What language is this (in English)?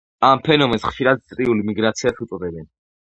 Georgian